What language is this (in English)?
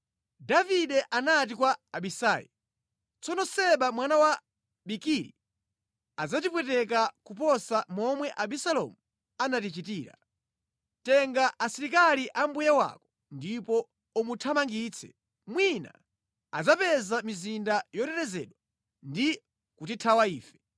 Nyanja